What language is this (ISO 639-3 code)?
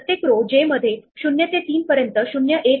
mar